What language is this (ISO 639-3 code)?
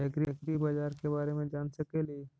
mag